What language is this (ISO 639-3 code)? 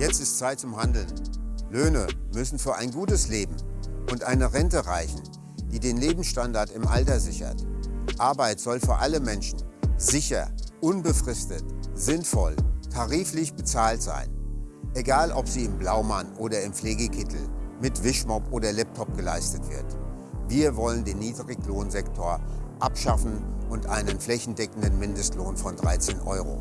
deu